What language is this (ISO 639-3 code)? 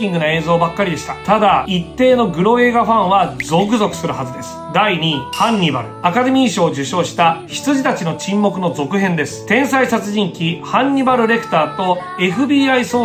jpn